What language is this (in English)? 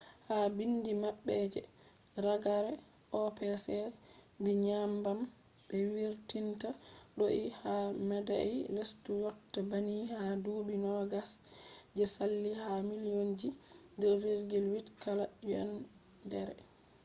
Fula